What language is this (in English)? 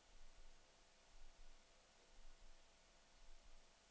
Norwegian